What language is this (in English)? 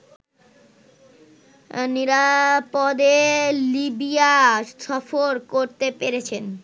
Bangla